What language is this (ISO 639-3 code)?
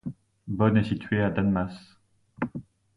fra